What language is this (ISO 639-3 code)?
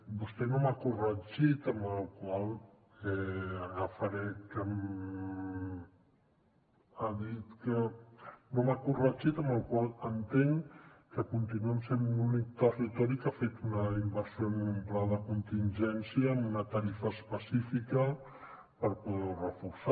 cat